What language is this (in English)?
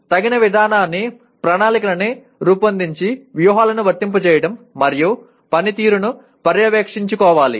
Telugu